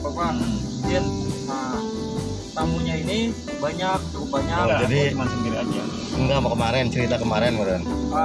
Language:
Indonesian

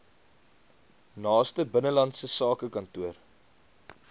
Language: Afrikaans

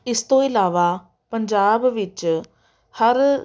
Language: Punjabi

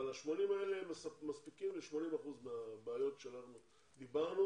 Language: Hebrew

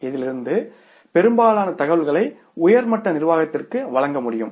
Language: Tamil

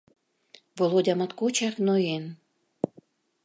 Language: Mari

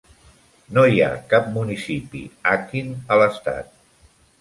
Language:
Catalan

